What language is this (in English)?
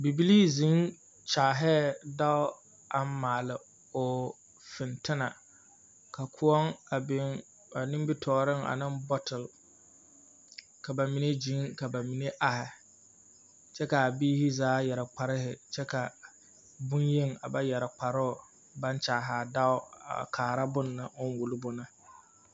Southern Dagaare